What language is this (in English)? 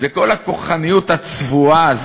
Hebrew